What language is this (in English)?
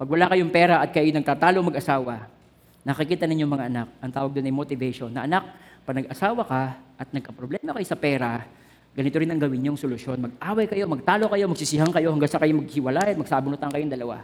Filipino